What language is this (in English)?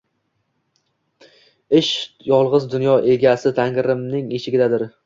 Uzbek